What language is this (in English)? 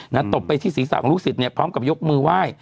Thai